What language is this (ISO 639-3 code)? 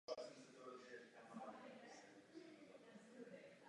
ces